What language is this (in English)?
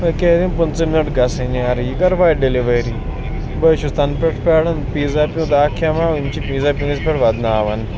Kashmiri